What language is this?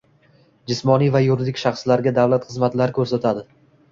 Uzbek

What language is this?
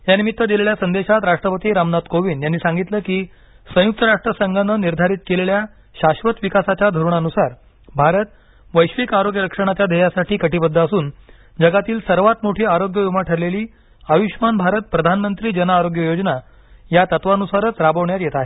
Marathi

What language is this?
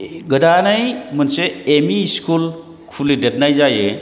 Bodo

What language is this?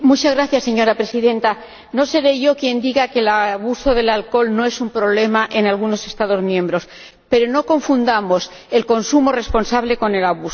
Spanish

